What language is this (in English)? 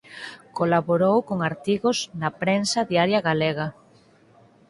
Galician